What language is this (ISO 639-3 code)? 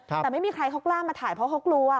tha